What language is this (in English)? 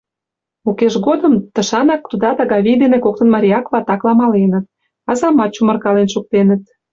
Mari